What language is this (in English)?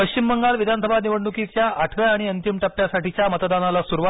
Marathi